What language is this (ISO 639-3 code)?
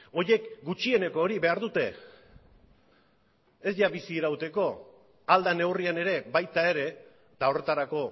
eus